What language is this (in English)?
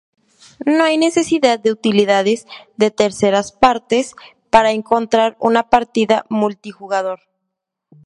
Spanish